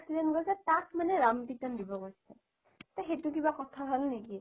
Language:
Assamese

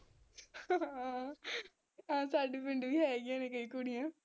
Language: Punjabi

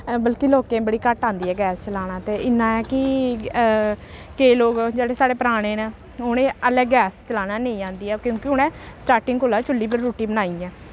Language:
Dogri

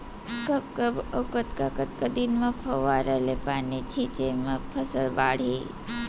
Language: Chhattisgarhi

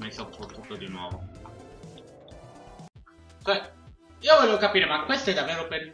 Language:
Italian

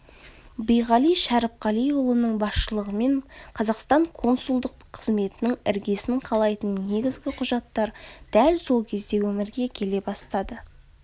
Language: Kazakh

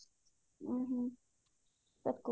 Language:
Odia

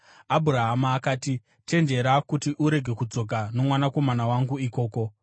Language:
Shona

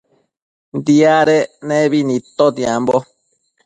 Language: Matsés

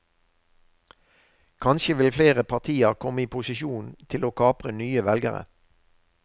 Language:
Norwegian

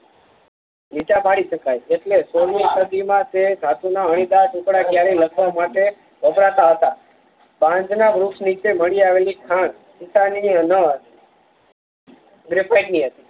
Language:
Gujarati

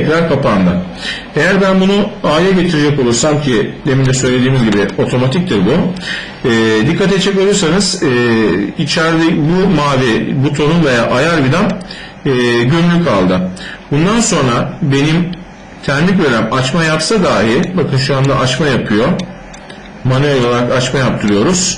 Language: Turkish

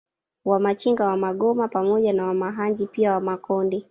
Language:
Swahili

